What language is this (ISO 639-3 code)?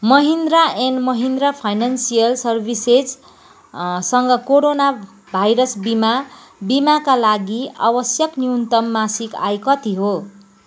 nep